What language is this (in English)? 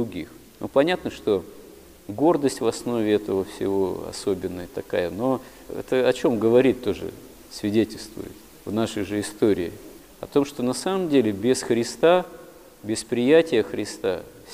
Russian